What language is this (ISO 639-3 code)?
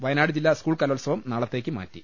mal